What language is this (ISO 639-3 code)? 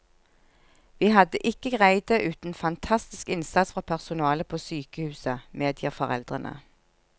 nor